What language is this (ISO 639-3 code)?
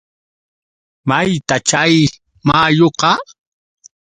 qux